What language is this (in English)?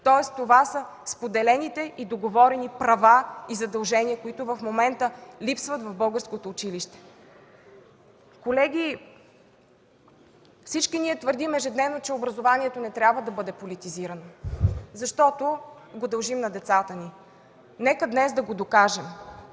Bulgarian